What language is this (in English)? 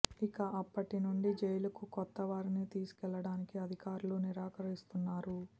Telugu